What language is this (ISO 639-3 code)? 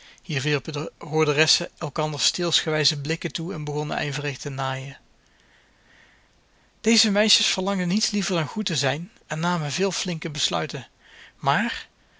nld